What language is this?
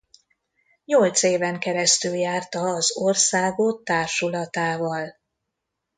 Hungarian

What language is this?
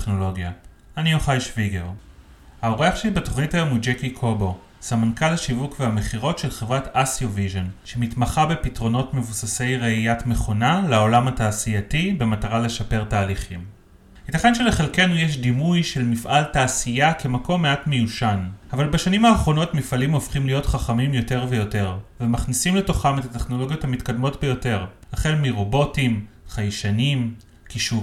Hebrew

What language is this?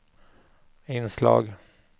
Swedish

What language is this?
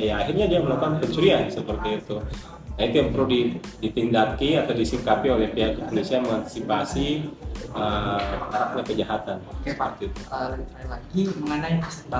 Indonesian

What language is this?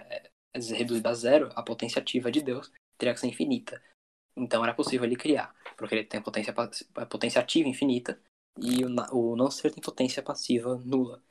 Portuguese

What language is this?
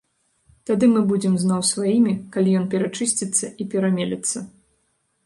Belarusian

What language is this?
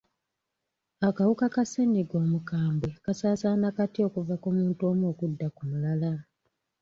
Ganda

